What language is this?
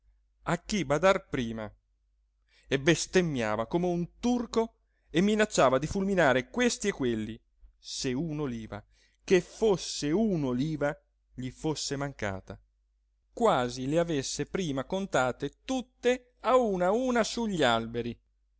Italian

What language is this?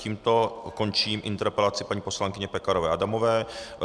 Czech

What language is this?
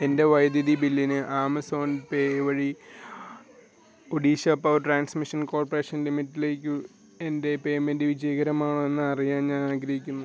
Malayalam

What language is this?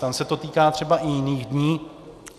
Czech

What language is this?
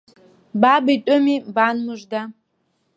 Abkhazian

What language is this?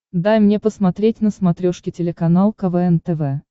Russian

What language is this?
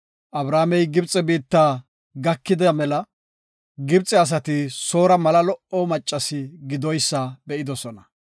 Gofa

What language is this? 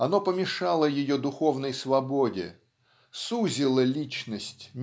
Russian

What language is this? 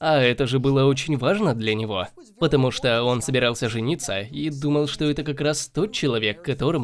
Russian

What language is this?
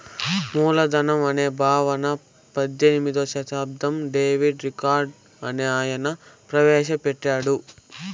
Telugu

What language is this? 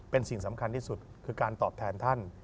Thai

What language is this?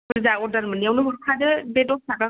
Bodo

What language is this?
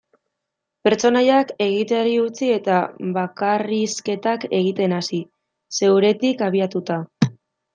Basque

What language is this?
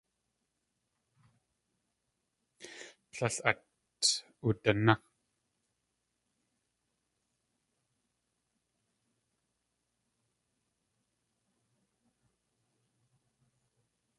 Tlingit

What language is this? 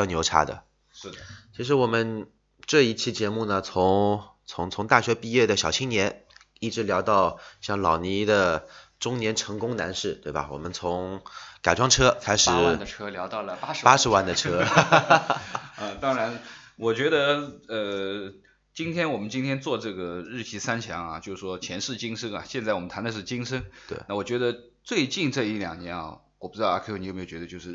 Chinese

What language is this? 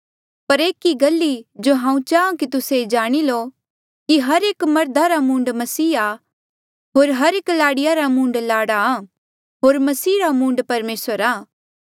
Mandeali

